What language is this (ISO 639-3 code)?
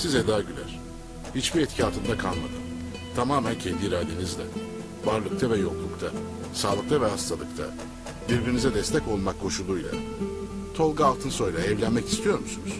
tur